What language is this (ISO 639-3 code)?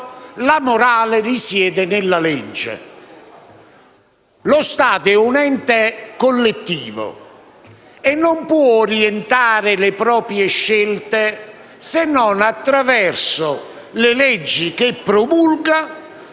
ita